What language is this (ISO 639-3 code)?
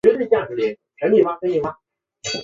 zho